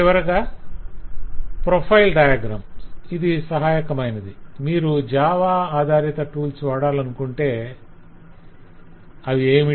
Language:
Telugu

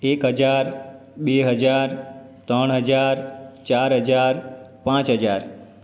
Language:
Gujarati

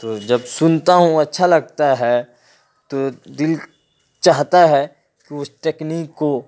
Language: Urdu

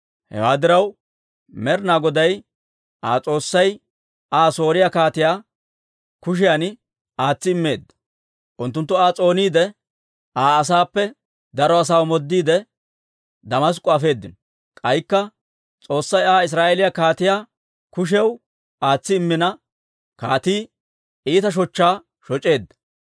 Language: Dawro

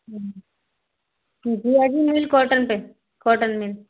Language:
Hindi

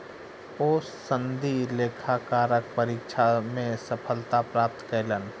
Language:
Maithili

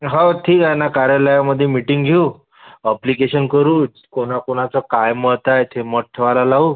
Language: Marathi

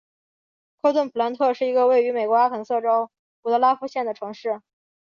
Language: Chinese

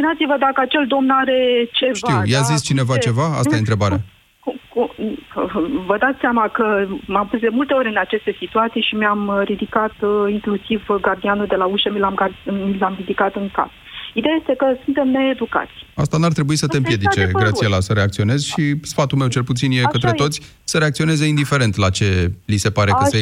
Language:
Romanian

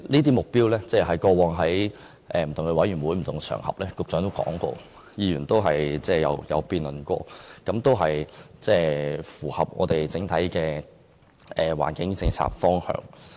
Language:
Cantonese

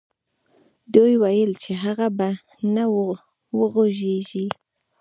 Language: Pashto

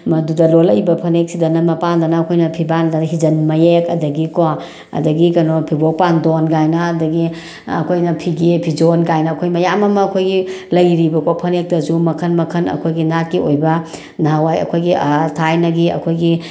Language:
Manipuri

